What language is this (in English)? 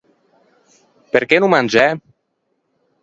Ligurian